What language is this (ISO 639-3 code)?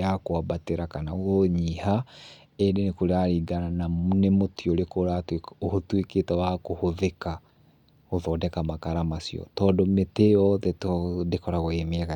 kik